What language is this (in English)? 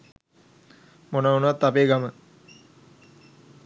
Sinhala